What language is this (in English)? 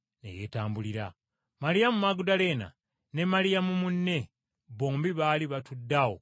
Ganda